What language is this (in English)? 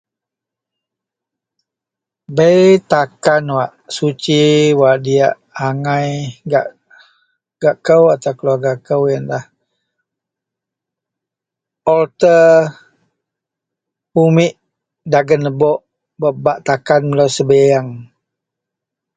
Central Melanau